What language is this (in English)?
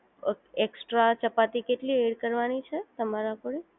Gujarati